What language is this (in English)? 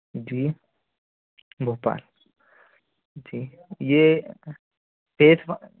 Hindi